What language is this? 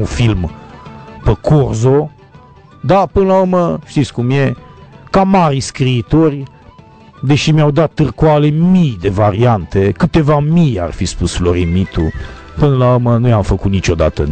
Romanian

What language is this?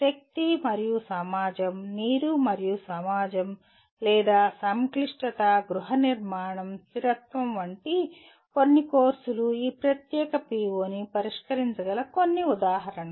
Telugu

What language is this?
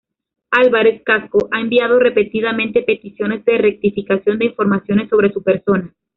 Spanish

